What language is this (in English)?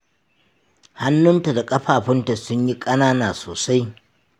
Hausa